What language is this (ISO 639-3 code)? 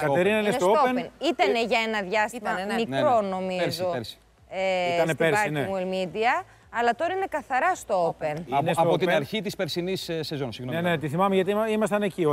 ell